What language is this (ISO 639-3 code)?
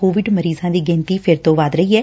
pan